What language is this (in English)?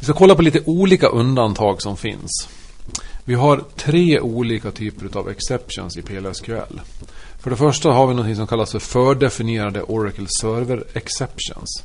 Swedish